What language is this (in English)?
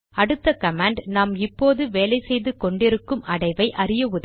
Tamil